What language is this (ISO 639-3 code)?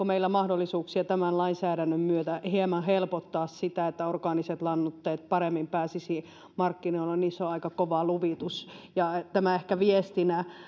fin